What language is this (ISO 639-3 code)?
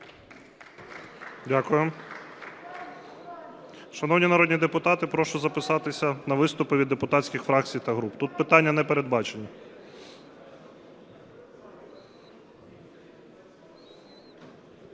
ukr